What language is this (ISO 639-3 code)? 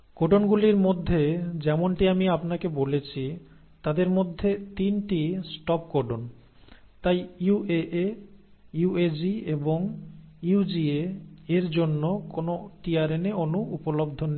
ben